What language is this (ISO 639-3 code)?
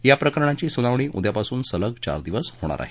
mar